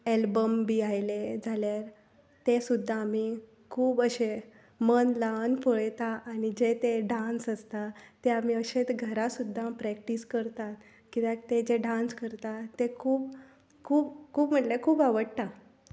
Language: Konkani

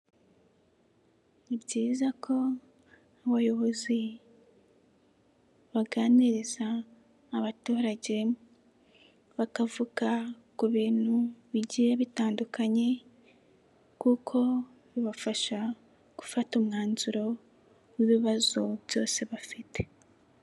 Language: Kinyarwanda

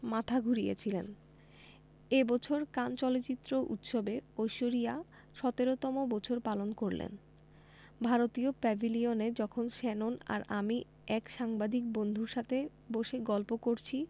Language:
Bangla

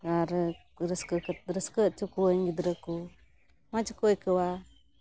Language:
Santali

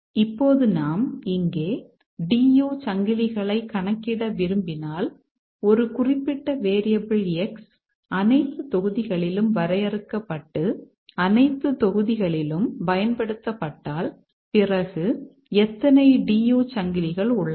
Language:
Tamil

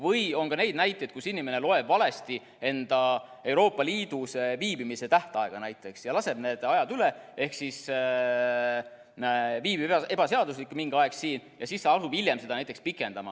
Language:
Estonian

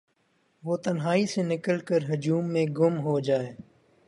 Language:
Urdu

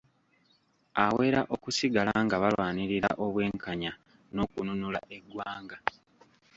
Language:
Ganda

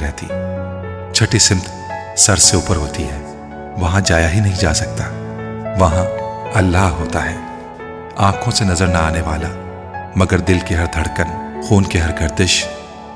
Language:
Urdu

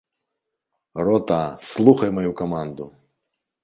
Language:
Belarusian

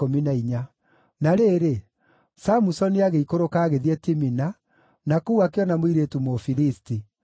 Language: Kikuyu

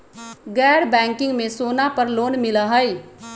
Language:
Magahi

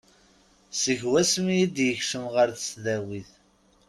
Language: Kabyle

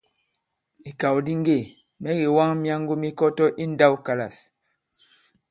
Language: Bankon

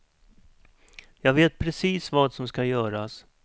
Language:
Swedish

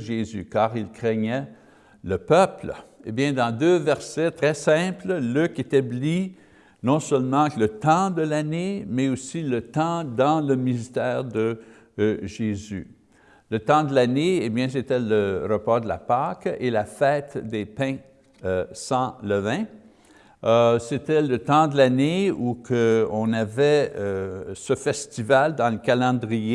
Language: French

